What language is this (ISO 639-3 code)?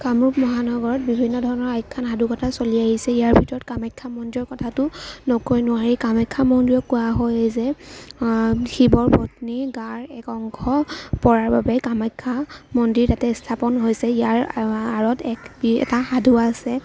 asm